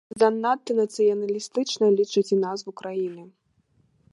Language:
Belarusian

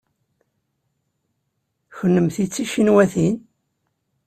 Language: Kabyle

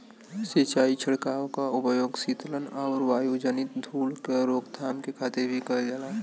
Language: Bhojpuri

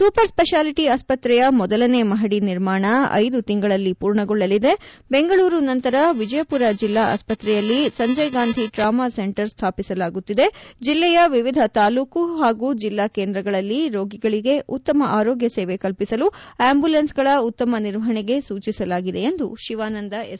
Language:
Kannada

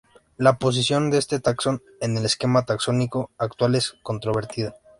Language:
Spanish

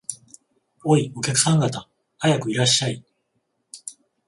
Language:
Japanese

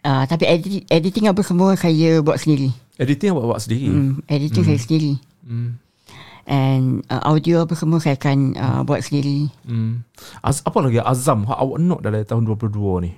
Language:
Malay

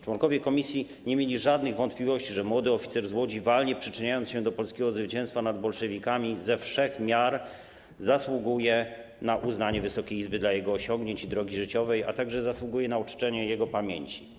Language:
Polish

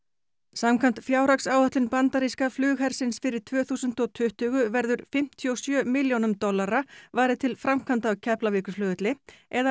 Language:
Icelandic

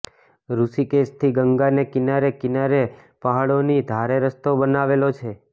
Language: Gujarati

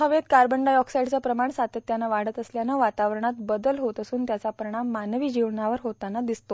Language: Marathi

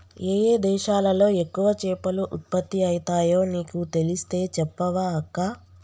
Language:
Telugu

